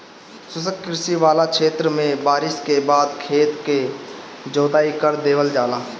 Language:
Bhojpuri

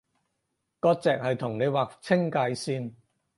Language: Cantonese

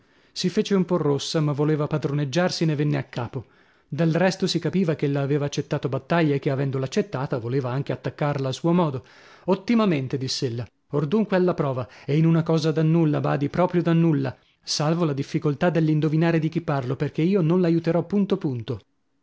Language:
Italian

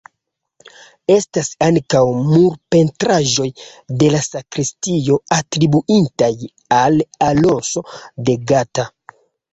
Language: Esperanto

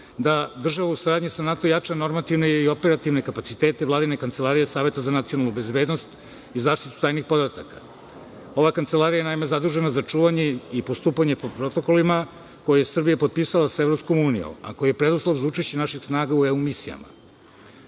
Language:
Serbian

